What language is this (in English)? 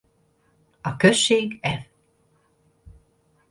Hungarian